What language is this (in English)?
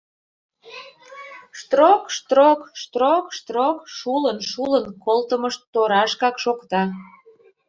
Mari